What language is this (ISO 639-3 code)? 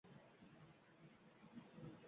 uzb